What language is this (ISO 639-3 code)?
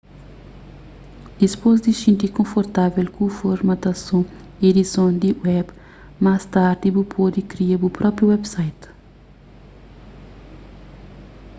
kea